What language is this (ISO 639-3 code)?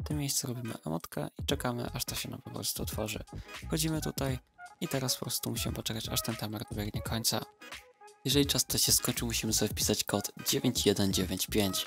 pol